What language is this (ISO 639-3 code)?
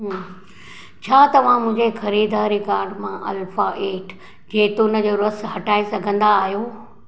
snd